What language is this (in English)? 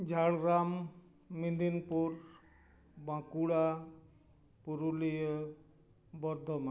Santali